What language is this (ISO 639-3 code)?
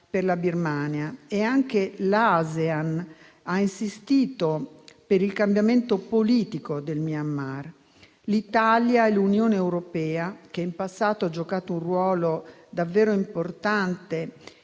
ita